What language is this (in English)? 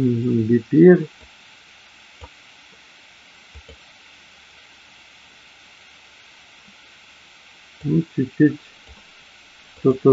Russian